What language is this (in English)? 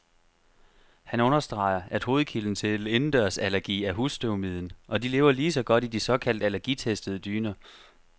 Danish